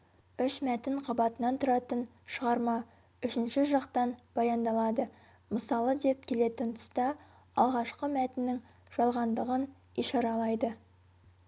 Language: Kazakh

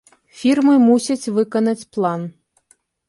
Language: Belarusian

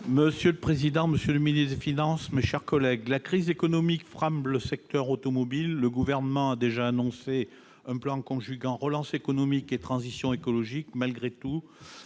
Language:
French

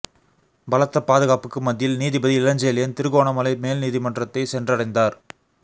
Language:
Tamil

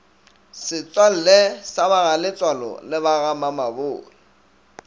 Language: Northern Sotho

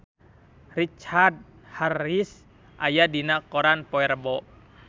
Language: Sundanese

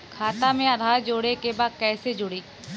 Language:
Bhojpuri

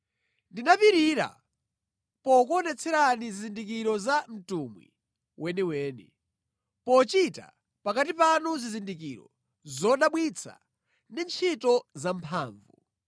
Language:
Nyanja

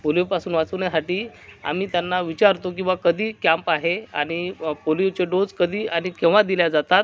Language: Marathi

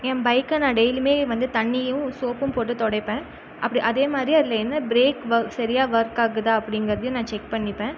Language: Tamil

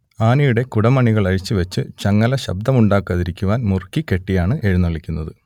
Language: Malayalam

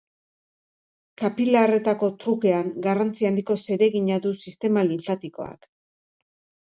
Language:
Basque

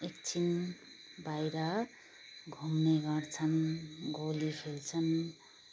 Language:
Nepali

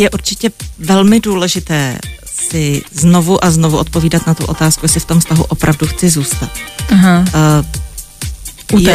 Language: Czech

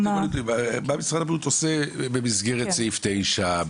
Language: Hebrew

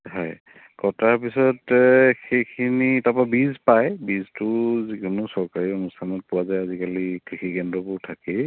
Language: Assamese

